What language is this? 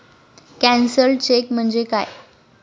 Marathi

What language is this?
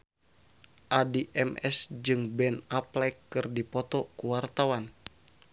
Sundanese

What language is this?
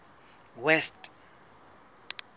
Southern Sotho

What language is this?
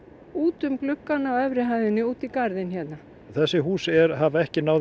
Icelandic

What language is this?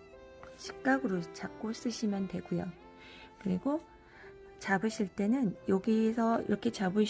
Korean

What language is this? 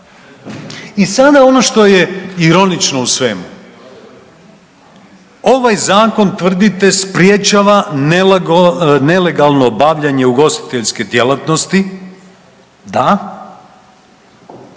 Croatian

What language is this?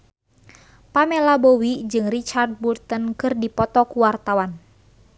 Sundanese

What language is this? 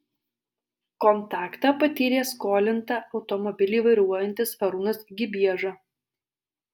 Lithuanian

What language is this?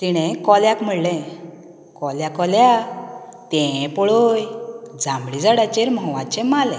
Konkani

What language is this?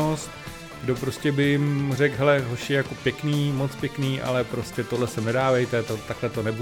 Czech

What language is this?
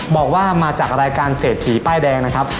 Thai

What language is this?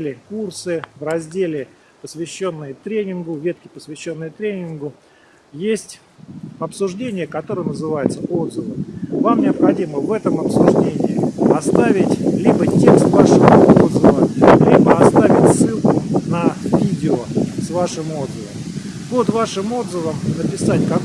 Russian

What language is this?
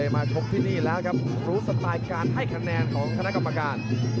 Thai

